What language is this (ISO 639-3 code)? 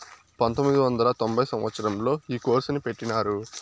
tel